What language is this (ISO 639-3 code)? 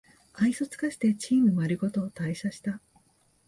jpn